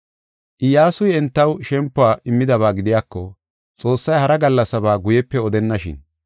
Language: Gofa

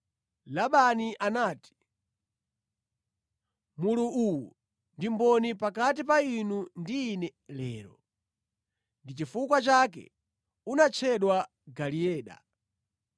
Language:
Nyanja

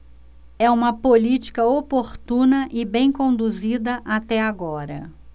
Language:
Portuguese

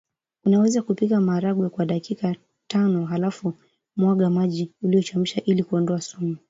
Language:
Swahili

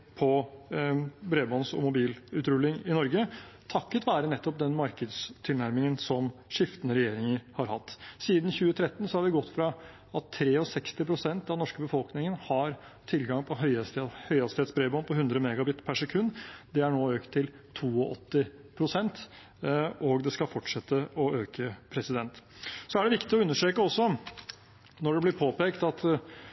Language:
Norwegian Bokmål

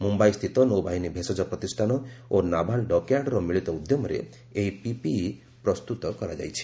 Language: Odia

